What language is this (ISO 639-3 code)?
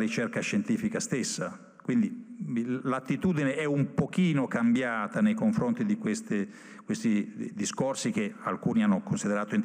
ita